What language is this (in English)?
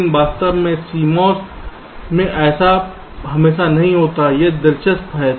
Hindi